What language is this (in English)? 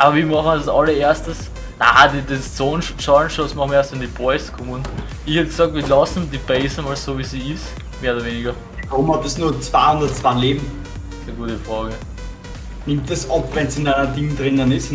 German